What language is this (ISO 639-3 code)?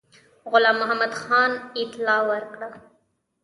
pus